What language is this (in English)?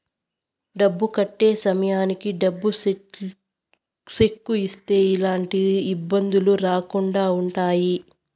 Telugu